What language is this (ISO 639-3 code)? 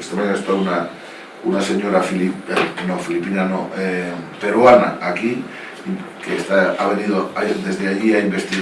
spa